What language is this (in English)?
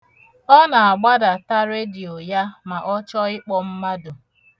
Igbo